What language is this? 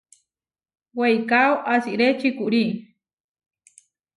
Huarijio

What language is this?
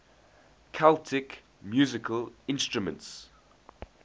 English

